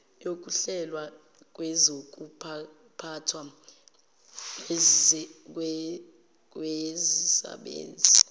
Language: Zulu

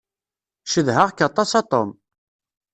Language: Kabyle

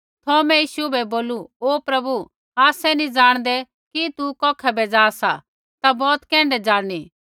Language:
Kullu Pahari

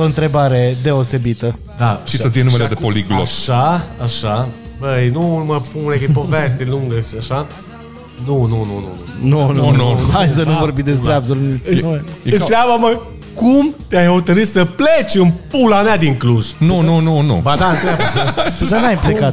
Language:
Romanian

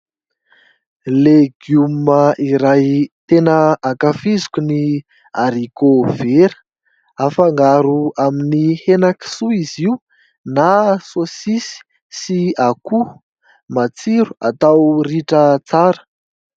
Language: Malagasy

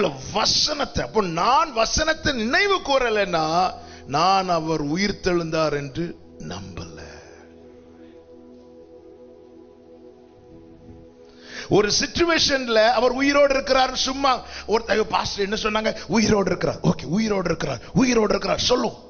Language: Dutch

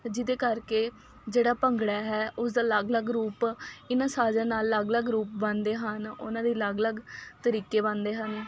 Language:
Punjabi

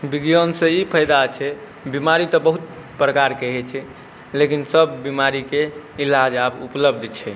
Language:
Maithili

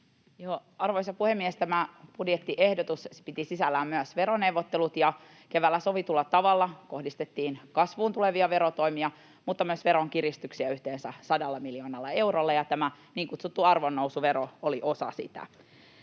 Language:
Finnish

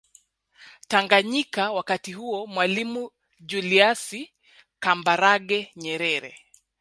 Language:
Swahili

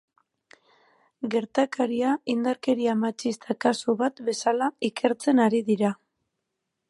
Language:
Basque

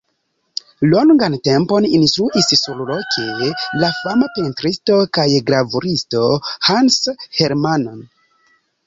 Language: Esperanto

